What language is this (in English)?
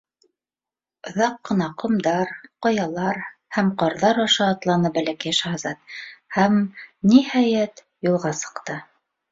Bashkir